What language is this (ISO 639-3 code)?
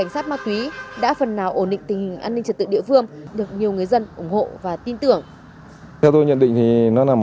vie